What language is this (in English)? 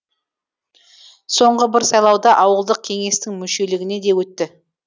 Kazakh